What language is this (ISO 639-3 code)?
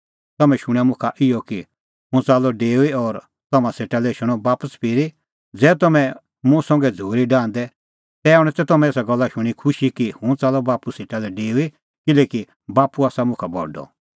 kfx